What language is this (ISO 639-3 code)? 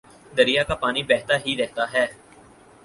urd